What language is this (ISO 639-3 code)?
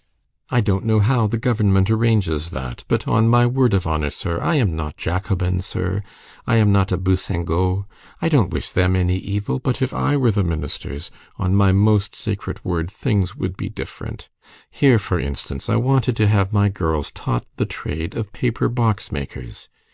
eng